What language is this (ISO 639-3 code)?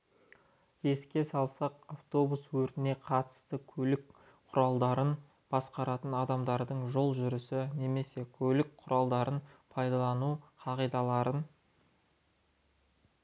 kaz